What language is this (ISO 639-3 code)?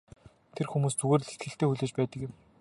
mon